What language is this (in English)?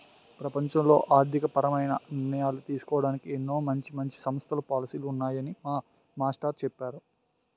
Telugu